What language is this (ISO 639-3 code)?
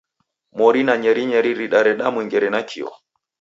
dav